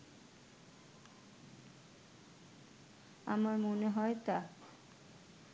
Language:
Bangla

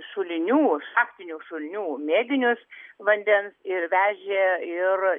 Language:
Lithuanian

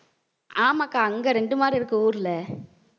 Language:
Tamil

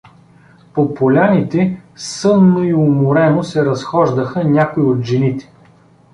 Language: Bulgarian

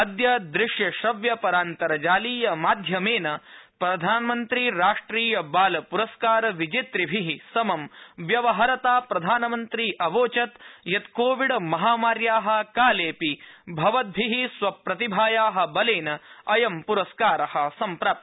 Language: Sanskrit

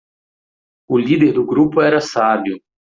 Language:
Portuguese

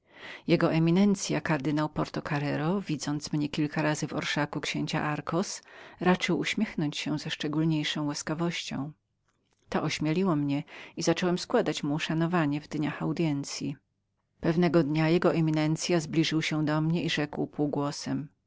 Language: Polish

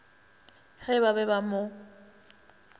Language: Northern Sotho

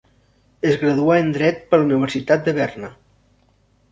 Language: Catalan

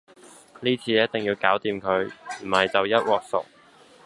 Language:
Cantonese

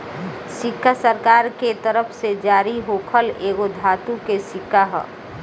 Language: Bhojpuri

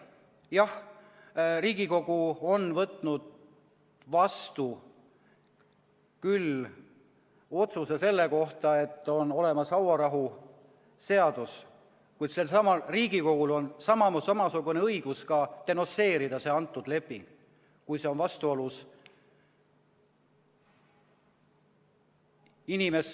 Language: Estonian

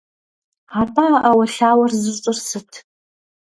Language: Kabardian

